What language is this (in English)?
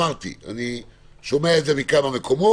Hebrew